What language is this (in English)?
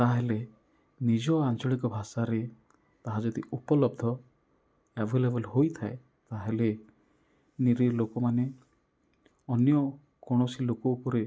Odia